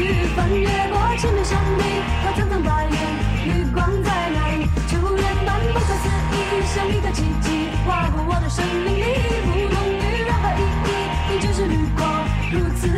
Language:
Chinese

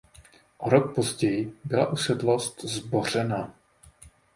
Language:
Czech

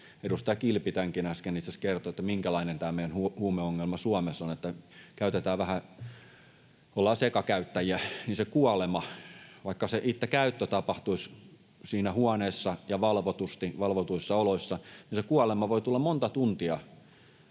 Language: Finnish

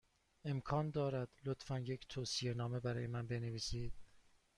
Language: Persian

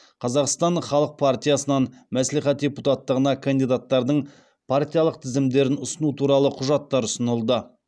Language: Kazakh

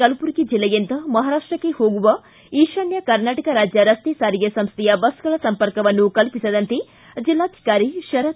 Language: Kannada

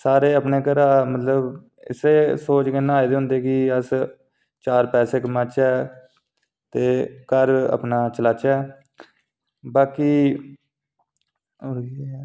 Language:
Dogri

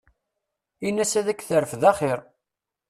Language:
Kabyle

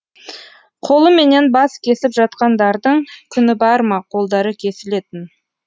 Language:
Kazakh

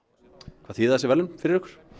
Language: Icelandic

